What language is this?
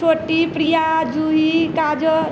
Maithili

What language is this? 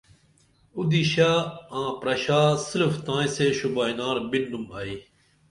Dameli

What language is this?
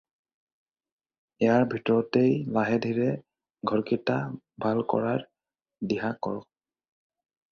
Assamese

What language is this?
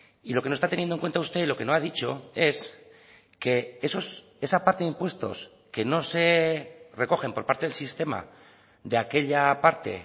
Spanish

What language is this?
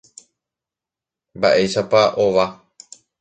Guarani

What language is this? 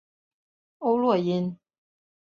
Chinese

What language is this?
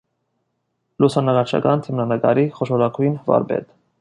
Armenian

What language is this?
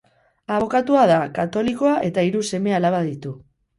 Basque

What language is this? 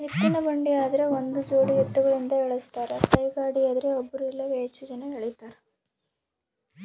Kannada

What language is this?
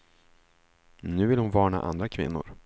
Swedish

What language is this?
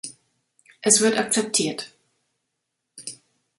German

